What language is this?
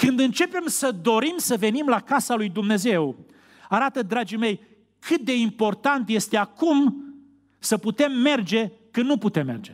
Romanian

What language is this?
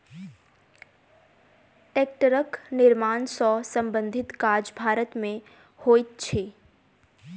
Maithili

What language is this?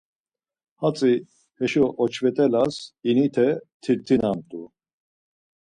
Laz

